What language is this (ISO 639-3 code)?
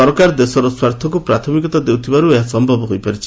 ori